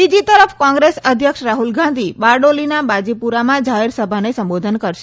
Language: Gujarati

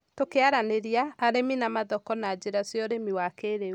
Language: Kikuyu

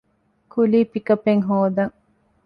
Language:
Divehi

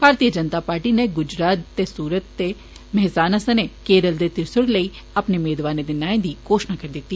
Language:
Dogri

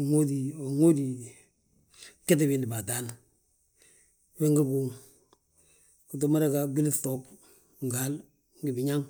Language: Balanta-Ganja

